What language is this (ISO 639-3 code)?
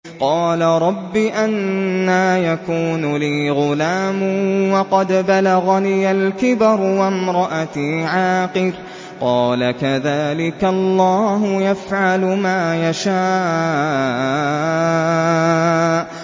ara